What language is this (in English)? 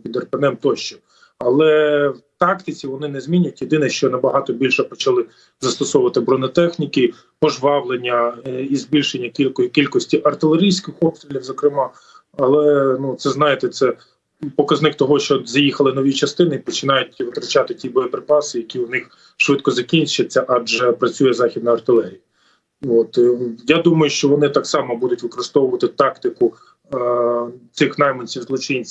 Ukrainian